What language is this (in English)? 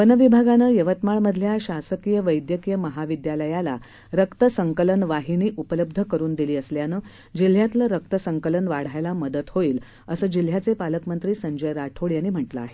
Marathi